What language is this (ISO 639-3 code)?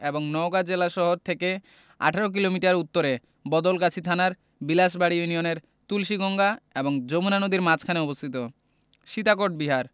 ben